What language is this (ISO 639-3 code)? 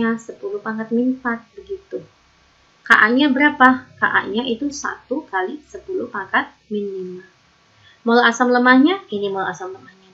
ind